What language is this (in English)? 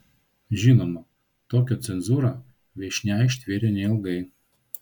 Lithuanian